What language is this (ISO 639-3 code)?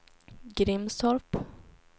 swe